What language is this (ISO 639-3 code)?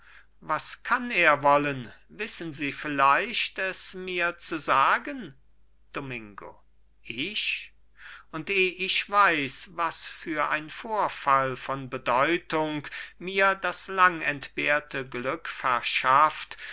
deu